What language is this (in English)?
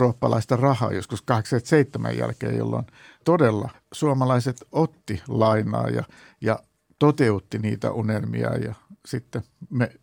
Finnish